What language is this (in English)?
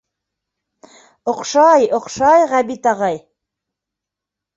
Bashkir